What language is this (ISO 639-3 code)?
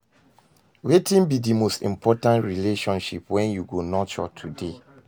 pcm